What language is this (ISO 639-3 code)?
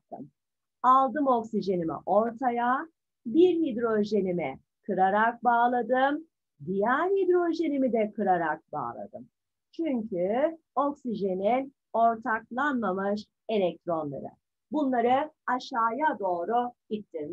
tur